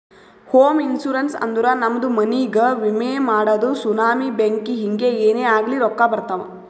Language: Kannada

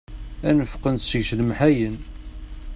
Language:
Kabyle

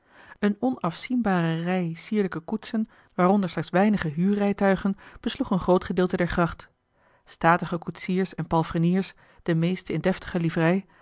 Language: Dutch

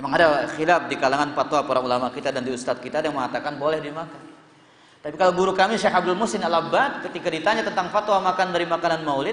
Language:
Indonesian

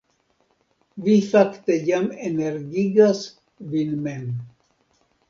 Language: Esperanto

